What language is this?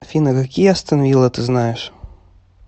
Russian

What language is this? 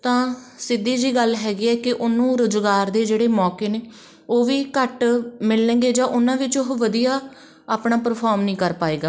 Punjabi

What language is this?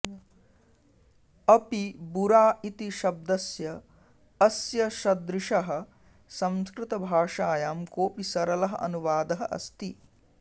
Sanskrit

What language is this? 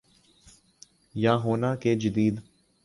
Urdu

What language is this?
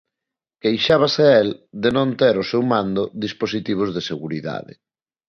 Galician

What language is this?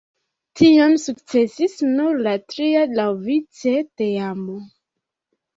Esperanto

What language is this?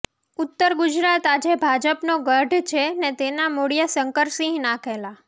Gujarati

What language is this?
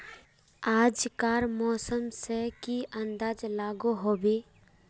Magahi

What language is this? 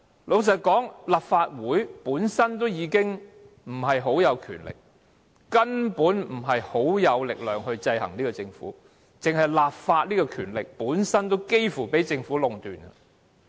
Cantonese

